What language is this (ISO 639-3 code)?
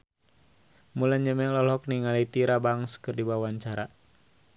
sun